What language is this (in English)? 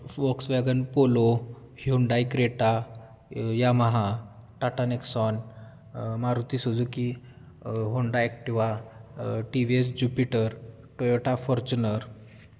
Marathi